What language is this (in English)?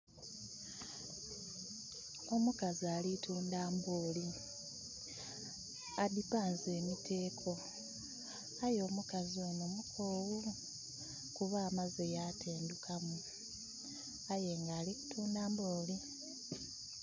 Soga